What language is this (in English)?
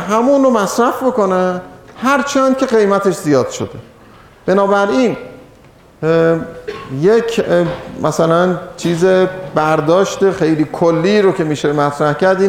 Persian